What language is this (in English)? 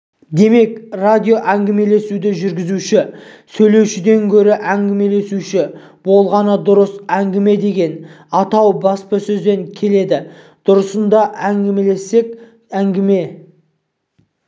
Kazakh